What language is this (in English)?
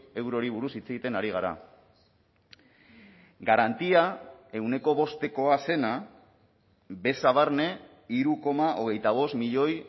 Basque